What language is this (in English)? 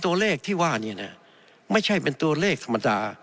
Thai